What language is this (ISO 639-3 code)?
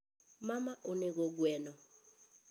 luo